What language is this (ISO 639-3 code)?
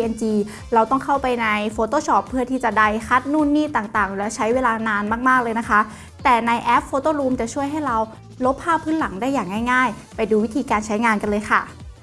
tha